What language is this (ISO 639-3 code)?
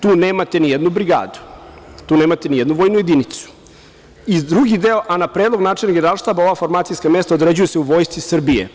srp